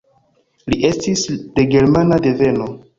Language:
Esperanto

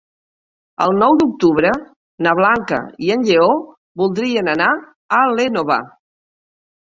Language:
Catalan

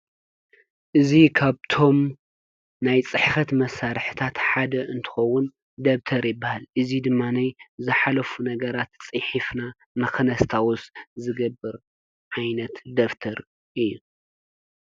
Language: Tigrinya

